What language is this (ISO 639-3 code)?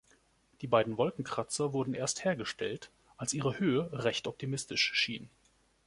deu